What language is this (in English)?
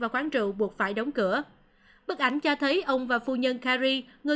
Vietnamese